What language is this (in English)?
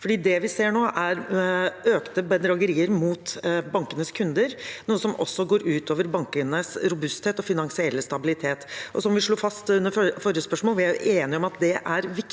Norwegian